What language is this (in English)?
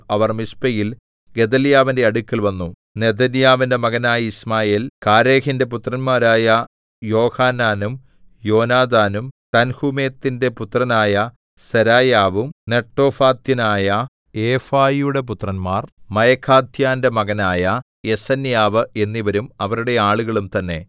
Malayalam